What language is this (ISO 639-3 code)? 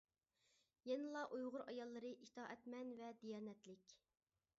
uig